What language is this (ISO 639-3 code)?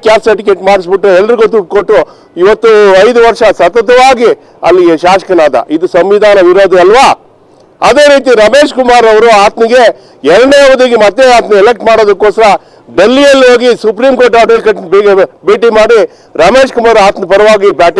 tur